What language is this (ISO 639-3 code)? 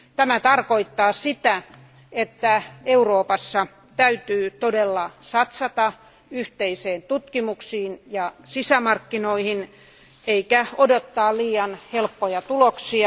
fin